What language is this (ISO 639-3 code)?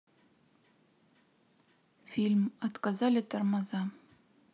rus